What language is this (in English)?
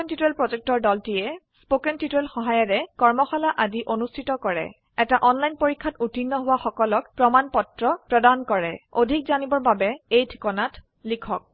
Assamese